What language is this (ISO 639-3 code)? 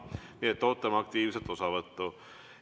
est